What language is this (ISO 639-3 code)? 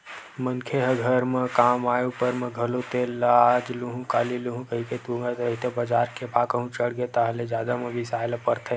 hne